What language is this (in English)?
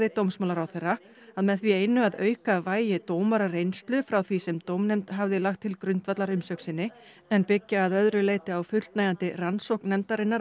Icelandic